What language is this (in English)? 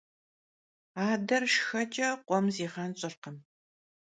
Kabardian